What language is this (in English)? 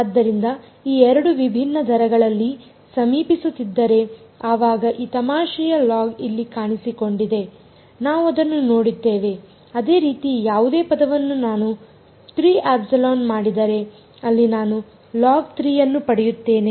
Kannada